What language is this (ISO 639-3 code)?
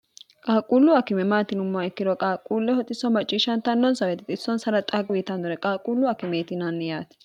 sid